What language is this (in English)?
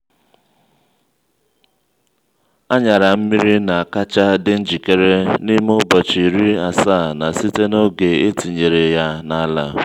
Igbo